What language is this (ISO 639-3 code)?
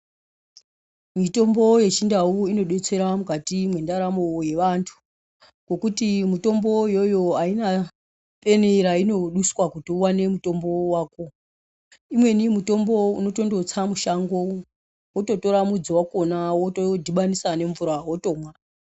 ndc